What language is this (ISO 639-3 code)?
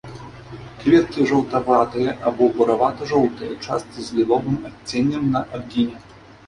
bel